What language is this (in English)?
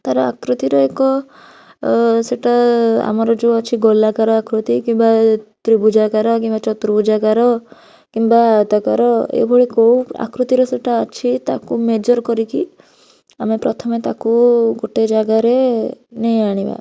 Odia